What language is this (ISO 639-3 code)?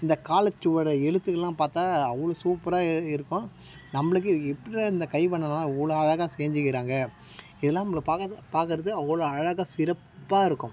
tam